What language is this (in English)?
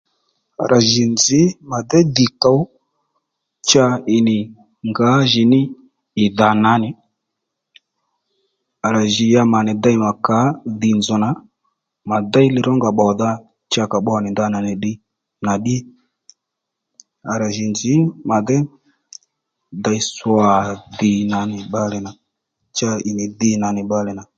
Lendu